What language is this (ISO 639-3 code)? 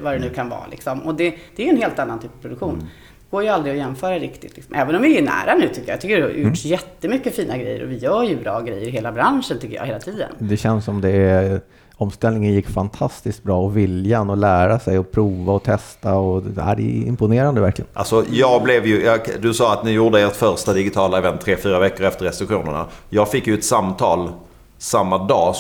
swe